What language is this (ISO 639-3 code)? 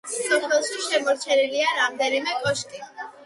kat